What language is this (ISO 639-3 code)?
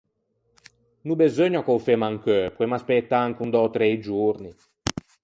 lij